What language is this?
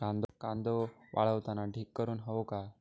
Marathi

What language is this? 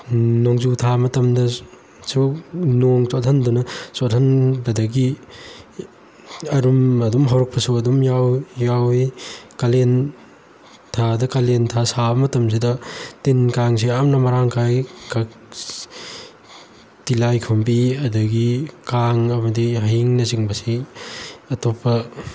Manipuri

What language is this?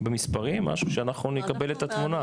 Hebrew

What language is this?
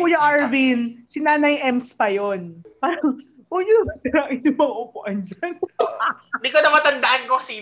Filipino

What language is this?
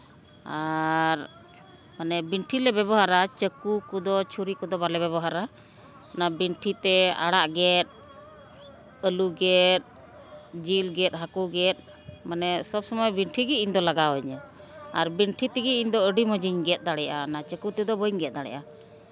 Santali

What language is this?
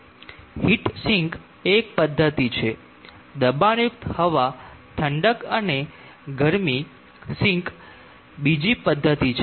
Gujarati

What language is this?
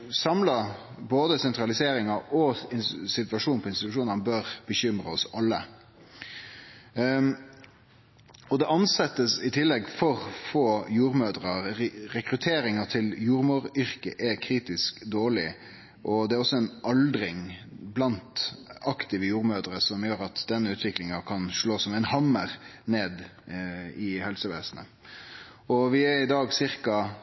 Norwegian Nynorsk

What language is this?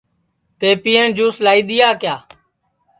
Sansi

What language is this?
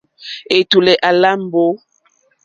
Mokpwe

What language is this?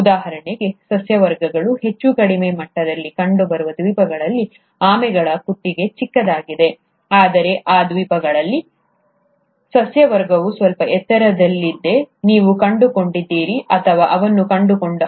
Kannada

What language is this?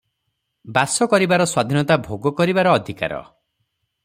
Odia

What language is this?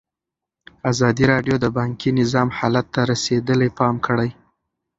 Pashto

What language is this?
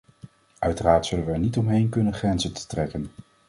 Dutch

